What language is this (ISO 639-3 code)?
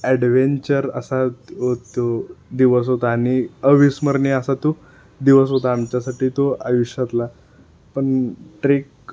mar